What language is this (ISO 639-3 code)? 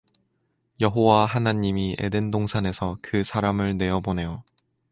kor